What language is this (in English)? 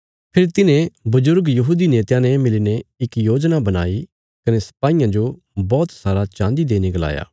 Bilaspuri